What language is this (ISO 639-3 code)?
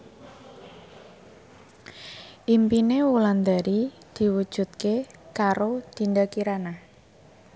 jav